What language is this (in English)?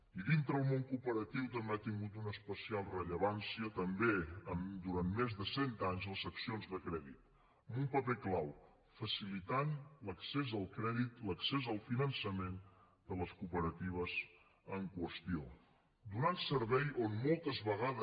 Catalan